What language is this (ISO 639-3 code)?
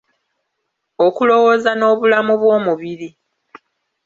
lug